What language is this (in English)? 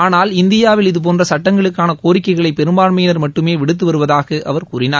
Tamil